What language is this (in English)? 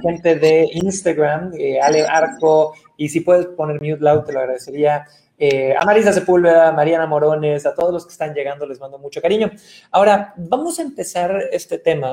Spanish